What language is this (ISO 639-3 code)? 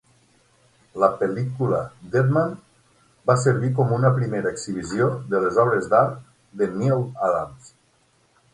cat